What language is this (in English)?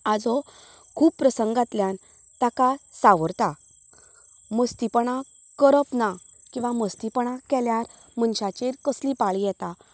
Konkani